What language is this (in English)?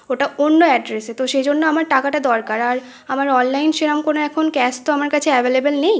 Bangla